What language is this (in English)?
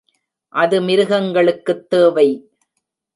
Tamil